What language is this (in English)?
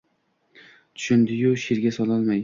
Uzbek